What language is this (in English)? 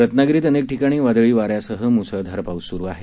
Marathi